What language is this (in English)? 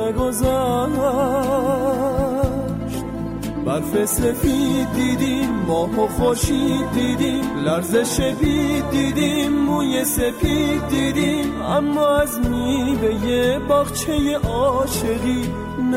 Persian